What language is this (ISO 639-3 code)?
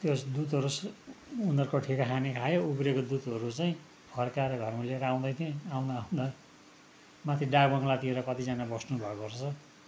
nep